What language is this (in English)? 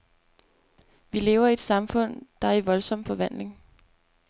Danish